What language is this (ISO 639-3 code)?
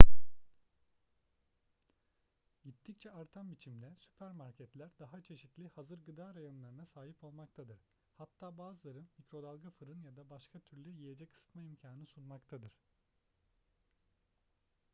tur